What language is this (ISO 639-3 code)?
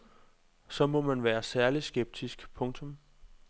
dan